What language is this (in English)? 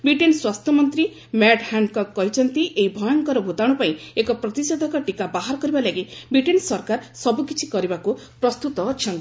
Odia